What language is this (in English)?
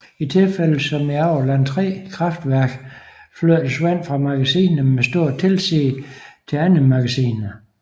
Danish